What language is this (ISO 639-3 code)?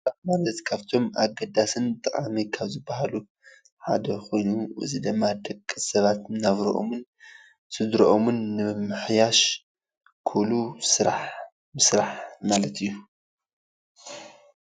tir